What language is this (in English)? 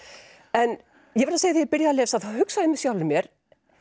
Icelandic